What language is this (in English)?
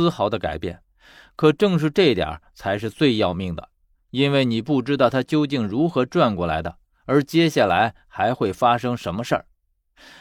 Chinese